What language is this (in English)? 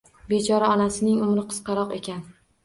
Uzbek